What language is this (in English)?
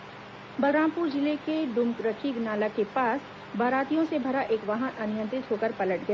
Hindi